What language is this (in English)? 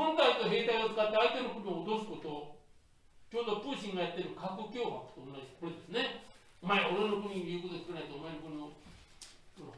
Japanese